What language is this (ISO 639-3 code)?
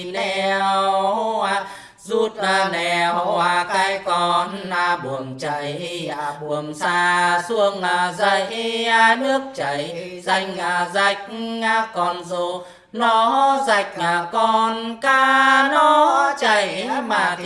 vie